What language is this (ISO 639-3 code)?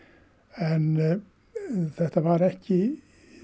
isl